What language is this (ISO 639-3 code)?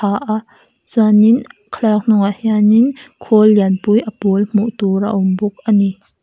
lus